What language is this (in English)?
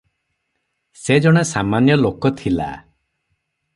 Odia